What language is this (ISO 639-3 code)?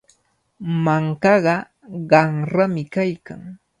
qvl